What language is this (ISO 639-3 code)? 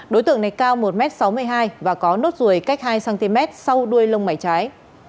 vie